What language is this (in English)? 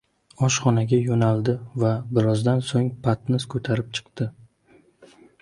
Uzbek